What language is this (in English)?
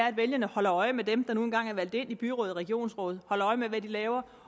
Danish